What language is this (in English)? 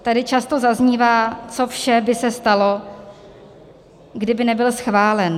Czech